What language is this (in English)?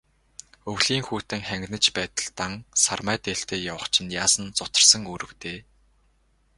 Mongolian